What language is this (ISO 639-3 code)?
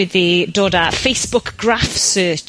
cym